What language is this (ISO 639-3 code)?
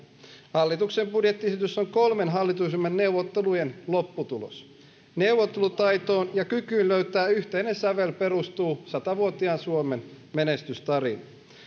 fin